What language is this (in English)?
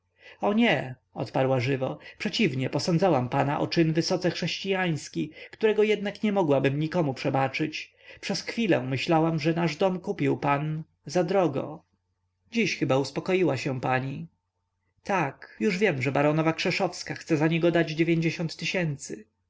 Polish